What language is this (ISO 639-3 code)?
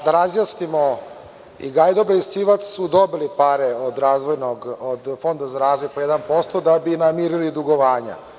srp